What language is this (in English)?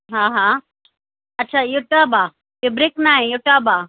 Sindhi